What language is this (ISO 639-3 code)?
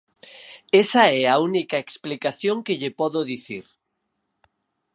glg